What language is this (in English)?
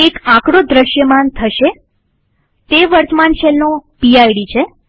Gujarati